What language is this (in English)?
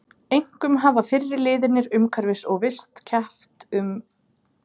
Icelandic